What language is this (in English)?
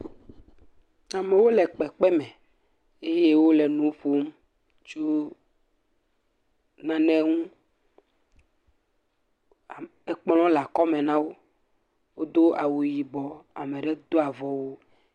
Ewe